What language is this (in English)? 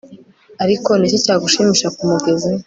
Kinyarwanda